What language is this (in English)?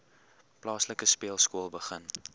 Afrikaans